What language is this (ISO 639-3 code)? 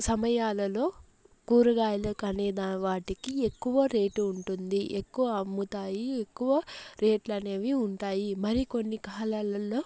tel